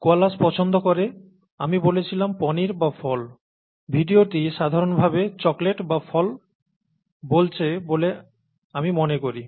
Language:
Bangla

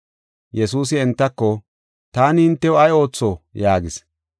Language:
Gofa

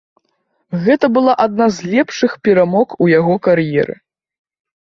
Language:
Belarusian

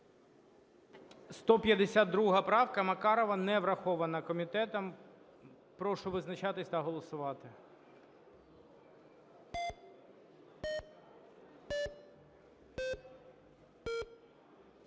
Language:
Ukrainian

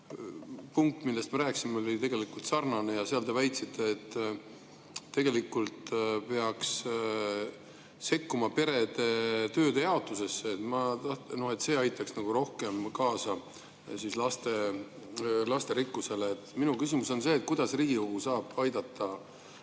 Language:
Estonian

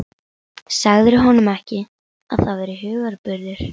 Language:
Icelandic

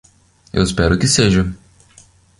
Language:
Portuguese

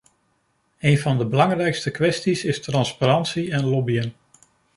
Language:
Dutch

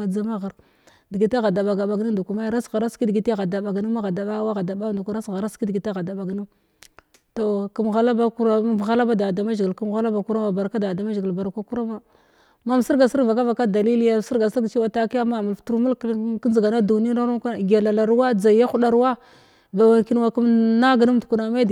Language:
Glavda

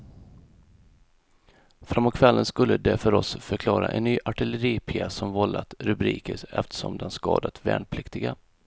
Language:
Swedish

